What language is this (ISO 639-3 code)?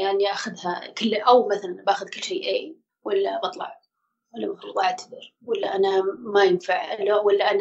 ara